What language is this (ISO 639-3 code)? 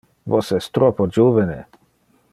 ina